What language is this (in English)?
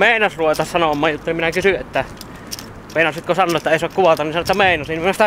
Finnish